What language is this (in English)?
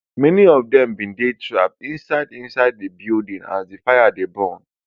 Nigerian Pidgin